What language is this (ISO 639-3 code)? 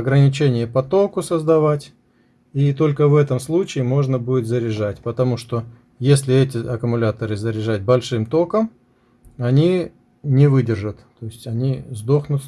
rus